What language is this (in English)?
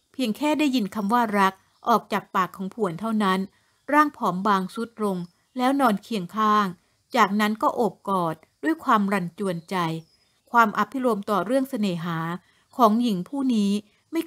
Thai